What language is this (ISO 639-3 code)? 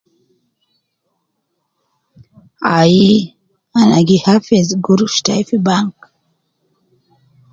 kcn